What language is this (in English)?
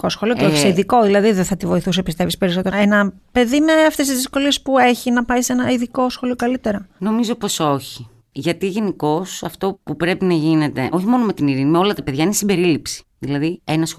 Greek